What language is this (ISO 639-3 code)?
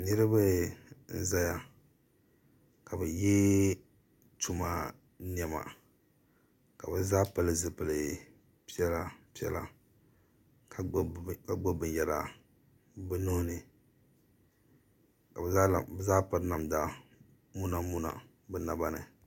dag